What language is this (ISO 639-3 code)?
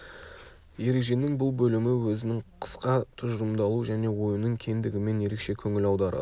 kaz